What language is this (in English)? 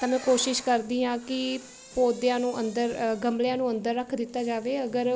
Punjabi